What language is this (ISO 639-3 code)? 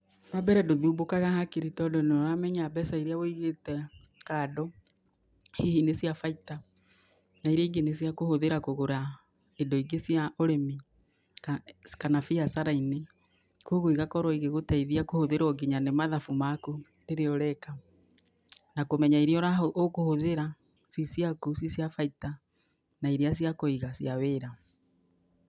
kik